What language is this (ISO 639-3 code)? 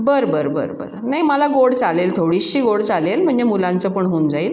mar